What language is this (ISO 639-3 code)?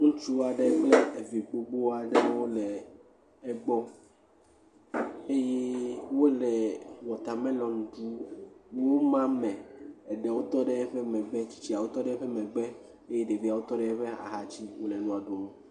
ewe